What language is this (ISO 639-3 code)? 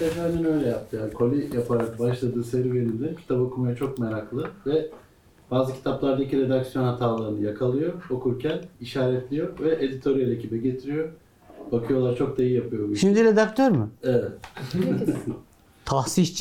tur